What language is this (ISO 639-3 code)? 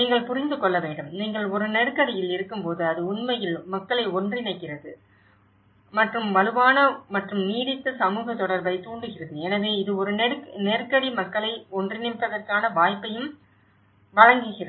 tam